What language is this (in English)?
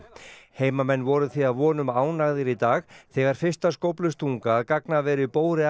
Icelandic